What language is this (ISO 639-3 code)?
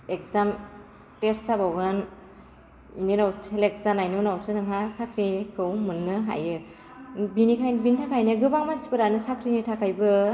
brx